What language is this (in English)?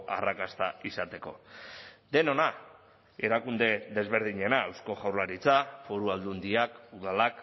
Basque